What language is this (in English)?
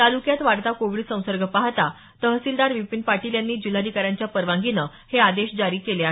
Marathi